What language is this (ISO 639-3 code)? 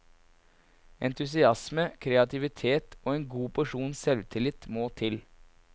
nor